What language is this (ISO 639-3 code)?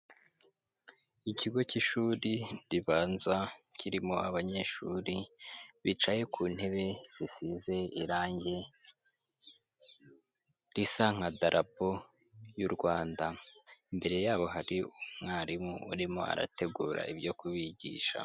kin